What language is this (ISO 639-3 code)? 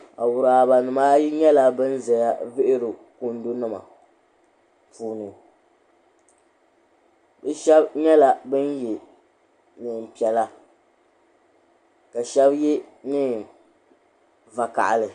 dag